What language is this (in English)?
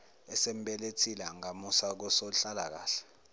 Zulu